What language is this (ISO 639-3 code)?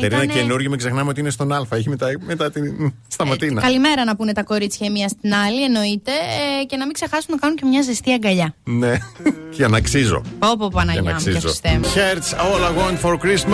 ell